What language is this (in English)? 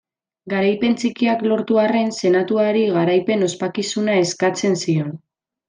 Basque